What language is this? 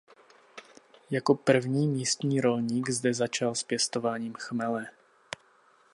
Czech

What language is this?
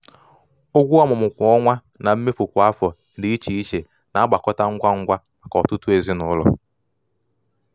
Igbo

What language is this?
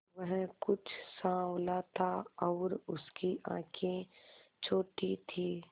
Hindi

